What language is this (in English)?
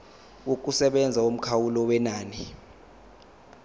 Zulu